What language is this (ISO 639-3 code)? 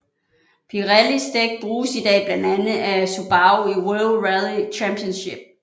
dan